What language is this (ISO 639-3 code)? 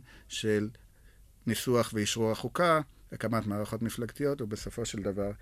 heb